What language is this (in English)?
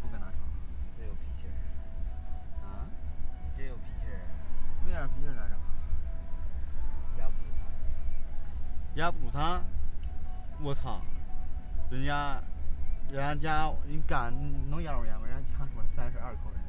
Chinese